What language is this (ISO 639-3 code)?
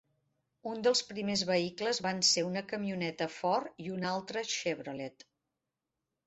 cat